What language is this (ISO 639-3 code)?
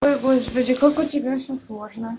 rus